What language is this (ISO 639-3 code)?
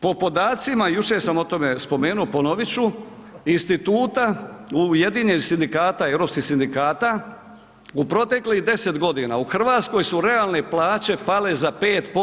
hrv